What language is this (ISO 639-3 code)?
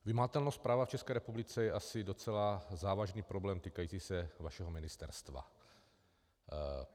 ces